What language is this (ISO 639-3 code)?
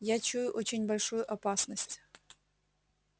rus